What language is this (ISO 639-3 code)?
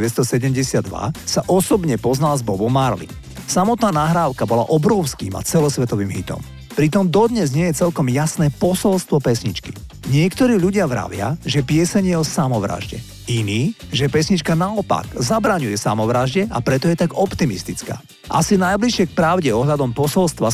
slk